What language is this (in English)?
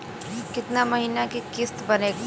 Bhojpuri